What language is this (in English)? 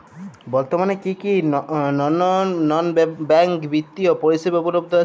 Bangla